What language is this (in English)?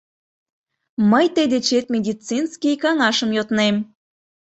Mari